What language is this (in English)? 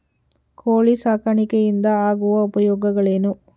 Kannada